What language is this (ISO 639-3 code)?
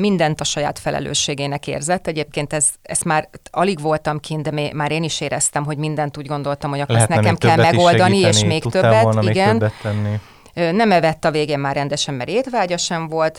hun